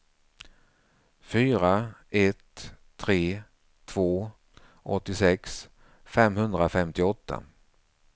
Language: Swedish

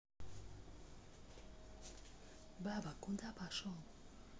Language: Russian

